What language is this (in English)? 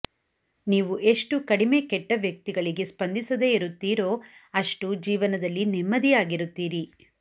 Kannada